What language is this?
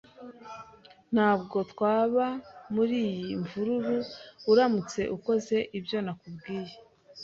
Kinyarwanda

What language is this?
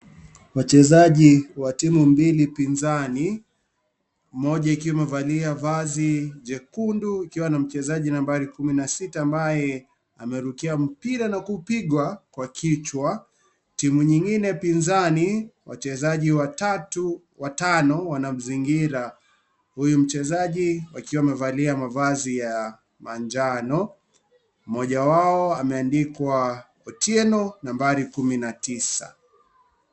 Swahili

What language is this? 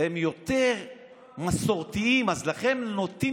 Hebrew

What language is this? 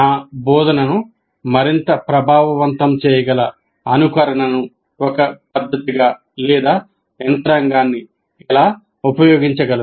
Telugu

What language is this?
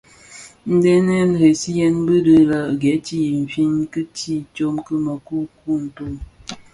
Bafia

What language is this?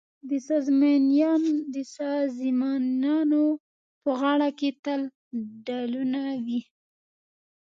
Pashto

